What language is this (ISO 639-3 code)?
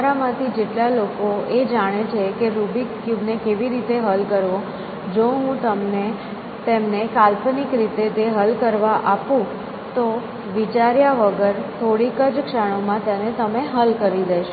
guj